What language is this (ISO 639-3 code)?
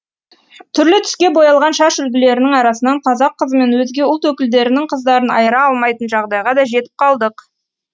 kaz